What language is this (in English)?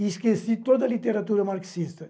Portuguese